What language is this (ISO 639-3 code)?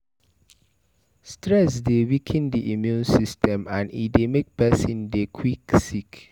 pcm